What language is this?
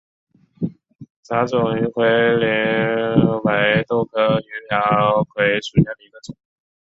Chinese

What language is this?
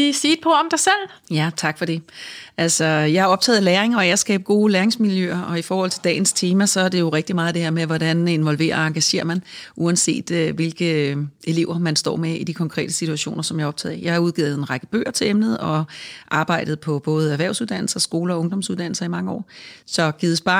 Danish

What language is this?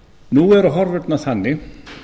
Icelandic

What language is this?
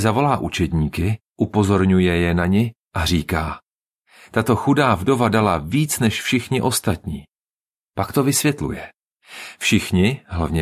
Czech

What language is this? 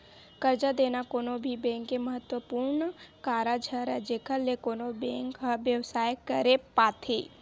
Chhattisgarhi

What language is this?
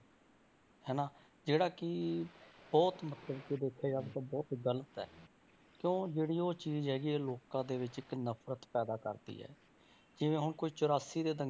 Punjabi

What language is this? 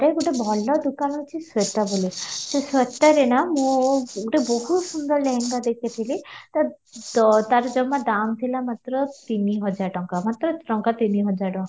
Odia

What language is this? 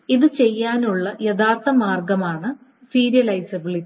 Malayalam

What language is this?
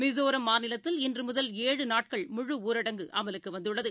Tamil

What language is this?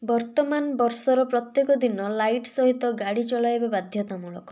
Odia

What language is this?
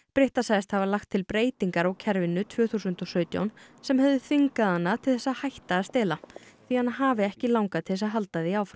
Icelandic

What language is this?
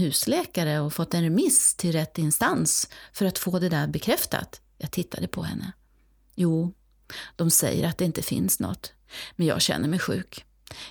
Swedish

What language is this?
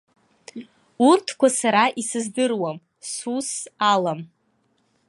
Abkhazian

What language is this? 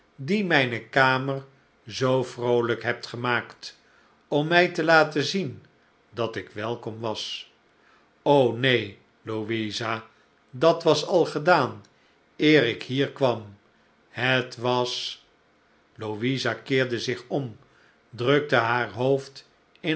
Dutch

